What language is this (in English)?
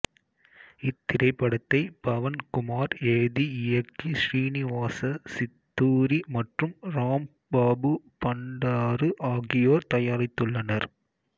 Tamil